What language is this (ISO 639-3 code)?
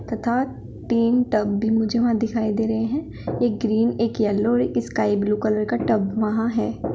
hin